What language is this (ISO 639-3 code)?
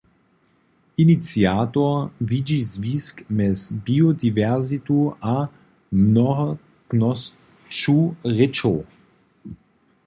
hsb